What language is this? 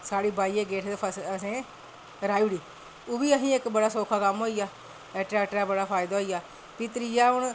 Dogri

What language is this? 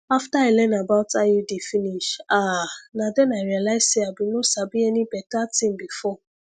Nigerian Pidgin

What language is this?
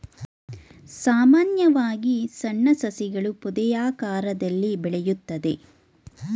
Kannada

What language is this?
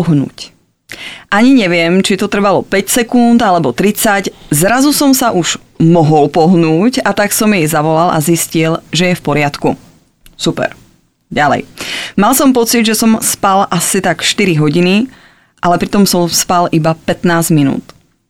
Czech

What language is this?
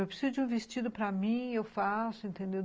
Portuguese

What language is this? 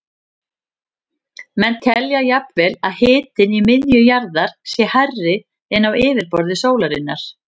Icelandic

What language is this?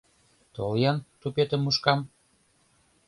Mari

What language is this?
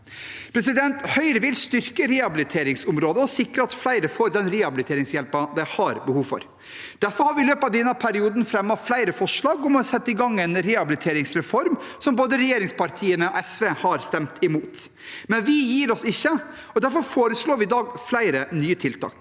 Norwegian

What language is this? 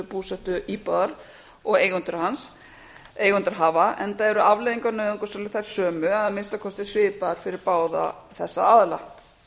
Icelandic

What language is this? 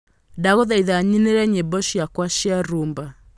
Kikuyu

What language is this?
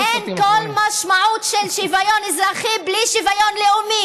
Hebrew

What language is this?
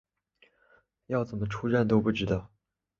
Chinese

